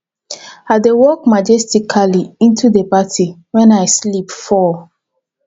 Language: Nigerian Pidgin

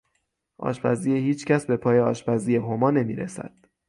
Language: Persian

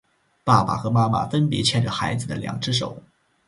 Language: Chinese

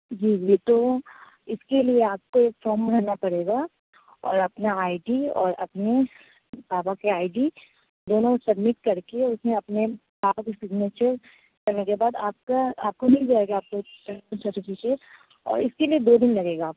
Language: Urdu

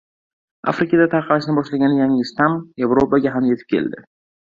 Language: Uzbek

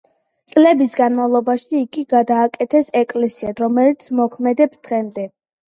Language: Georgian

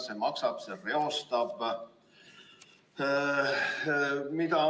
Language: Estonian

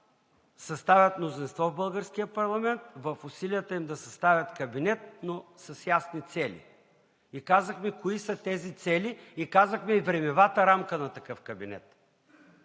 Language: Bulgarian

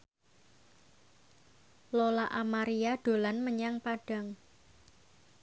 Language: Javanese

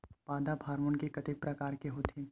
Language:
Chhattisgarhi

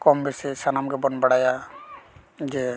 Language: Santali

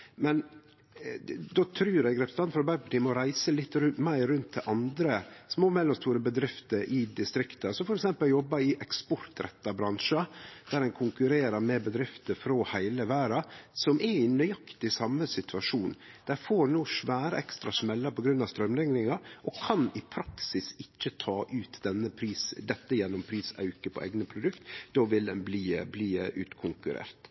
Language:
Norwegian Nynorsk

